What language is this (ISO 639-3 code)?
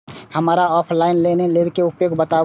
mai